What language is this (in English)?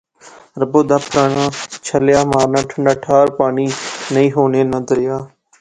Pahari-Potwari